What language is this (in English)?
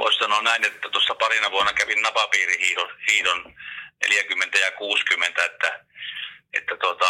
Finnish